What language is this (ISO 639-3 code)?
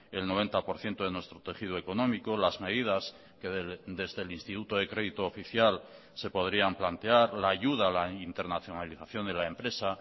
spa